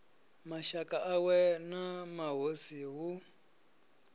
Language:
Venda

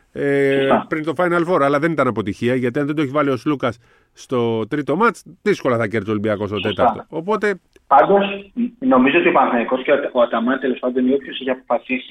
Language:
Greek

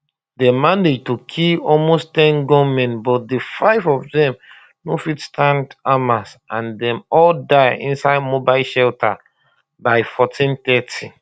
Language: Nigerian Pidgin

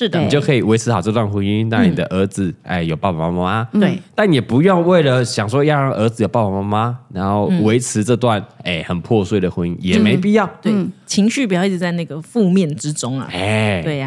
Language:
Chinese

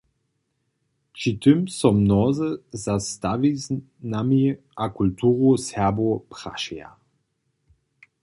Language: Upper Sorbian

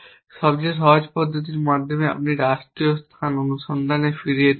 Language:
Bangla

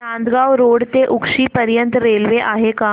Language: Marathi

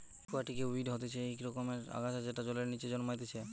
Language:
Bangla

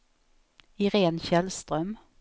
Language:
Swedish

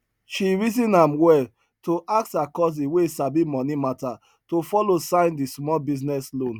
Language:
Nigerian Pidgin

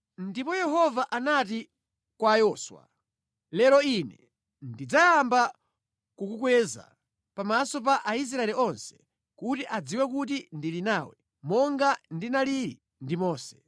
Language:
Nyanja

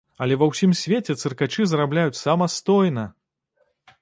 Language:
Belarusian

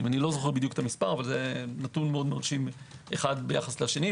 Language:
Hebrew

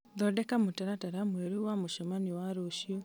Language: Kikuyu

